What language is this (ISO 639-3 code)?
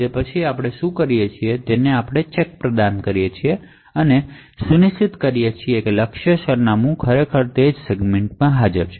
guj